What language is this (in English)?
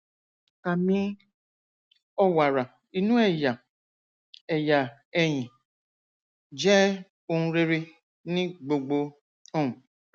Yoruba